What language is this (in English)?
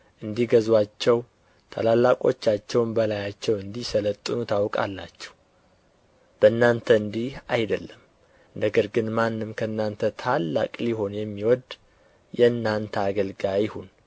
Amharic